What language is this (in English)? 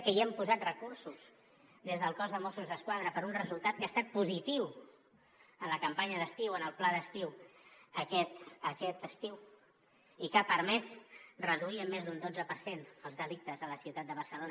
Catalan